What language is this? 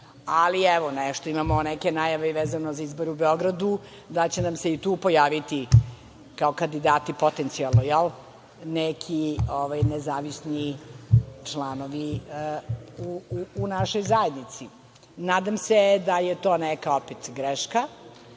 Serbian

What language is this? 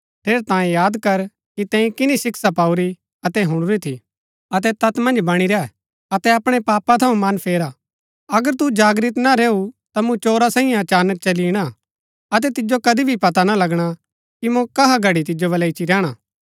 Gaddi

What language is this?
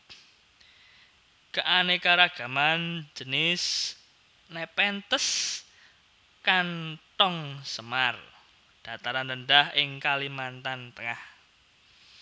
Javanese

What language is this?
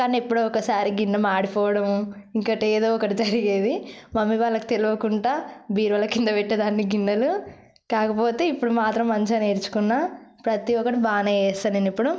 Telugu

